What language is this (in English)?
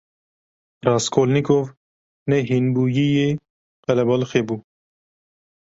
Kurdish